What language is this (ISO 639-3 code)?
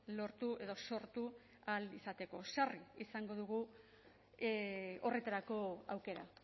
eus